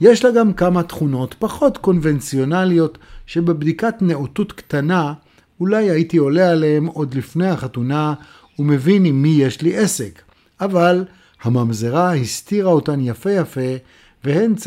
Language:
Hebrew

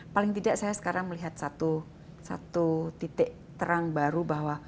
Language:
Indonesian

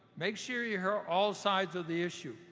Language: English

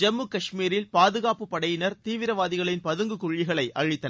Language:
Tamil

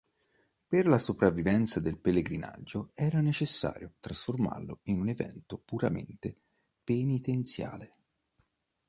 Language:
Italian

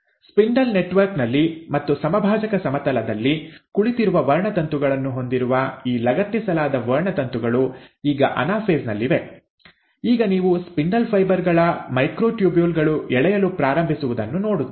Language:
Kannada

